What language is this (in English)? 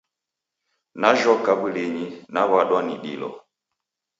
Taita